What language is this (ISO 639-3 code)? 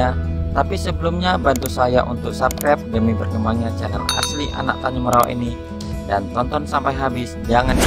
ind